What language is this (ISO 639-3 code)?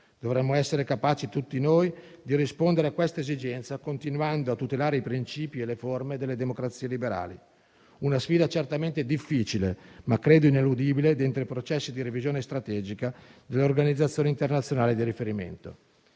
ita